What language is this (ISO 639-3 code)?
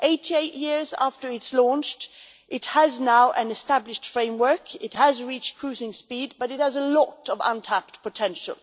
eng